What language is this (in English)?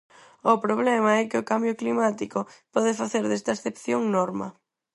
Galician